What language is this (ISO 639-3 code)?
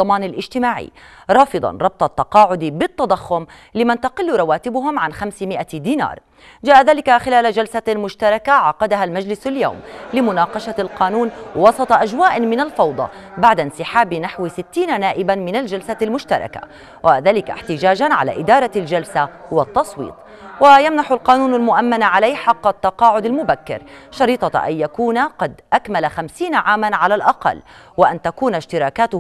ara